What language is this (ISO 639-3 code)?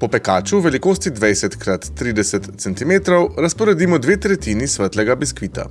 slv